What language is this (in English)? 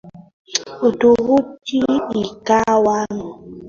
Swahili